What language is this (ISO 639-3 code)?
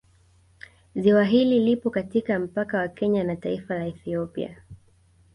swa